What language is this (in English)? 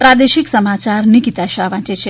Gujarati